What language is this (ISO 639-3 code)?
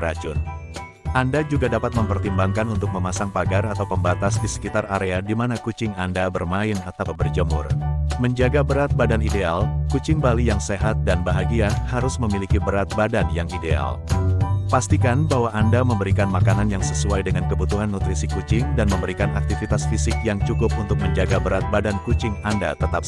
ind